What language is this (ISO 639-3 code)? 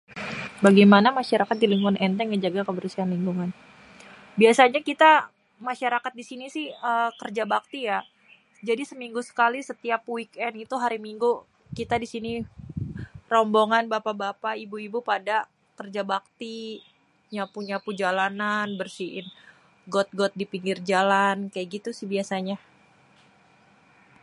bew